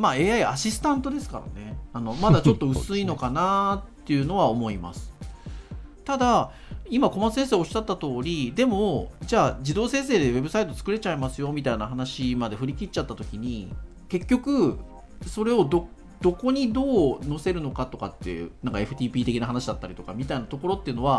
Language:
Japanese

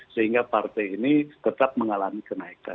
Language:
Indonesian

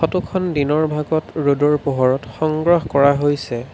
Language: Assamese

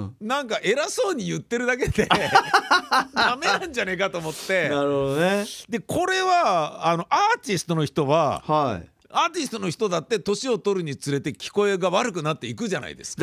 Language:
Japanese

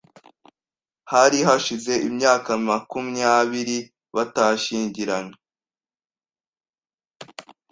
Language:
Kinyarwanda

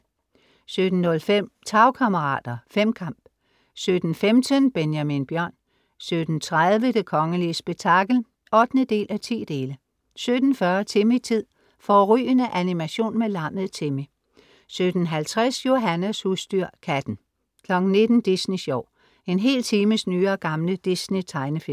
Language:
Danish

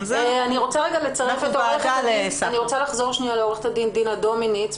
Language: Hebrew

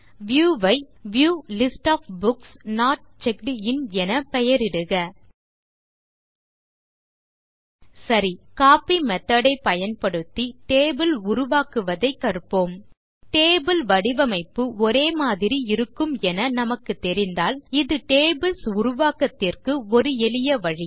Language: Tamil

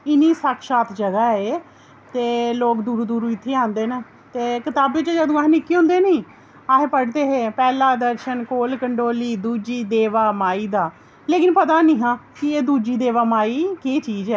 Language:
Dogri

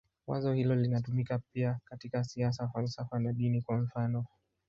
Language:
Swahili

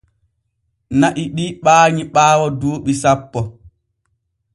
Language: Borgu Fulfulde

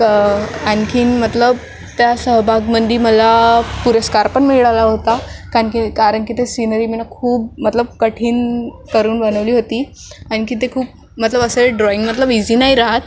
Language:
Marathi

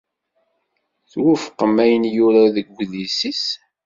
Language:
Kabyle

